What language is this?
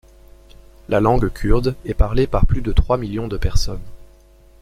French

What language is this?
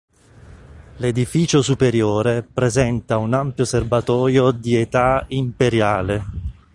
Italian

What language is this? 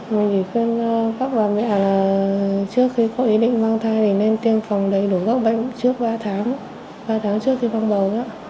Vietnamese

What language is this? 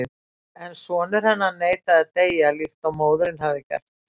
Icelandic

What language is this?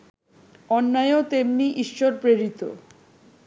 Bangla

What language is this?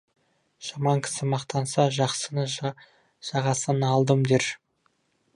Kazakh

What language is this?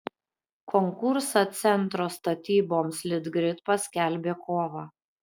Lithuanian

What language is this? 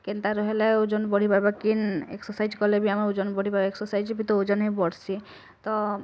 Odia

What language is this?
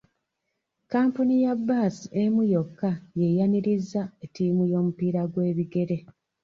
Ganda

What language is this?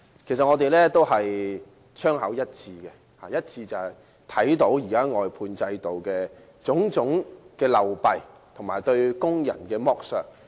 Cantonese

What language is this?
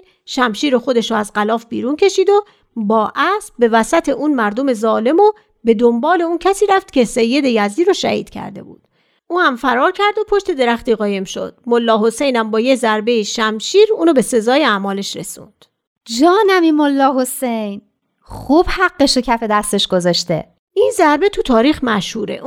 Persian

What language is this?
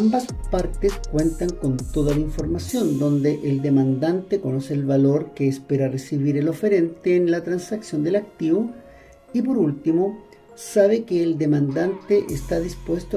Spanish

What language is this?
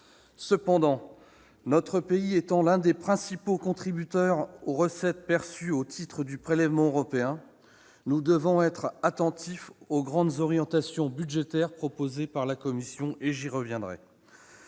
French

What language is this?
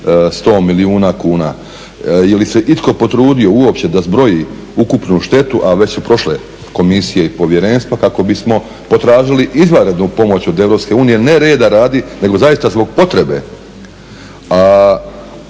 Croatian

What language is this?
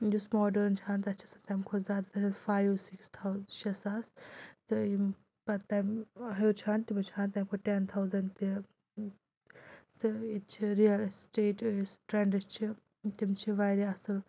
Kashmiri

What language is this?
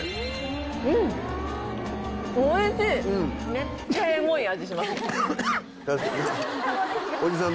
Japanese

